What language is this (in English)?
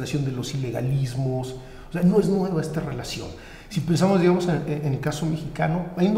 Spanish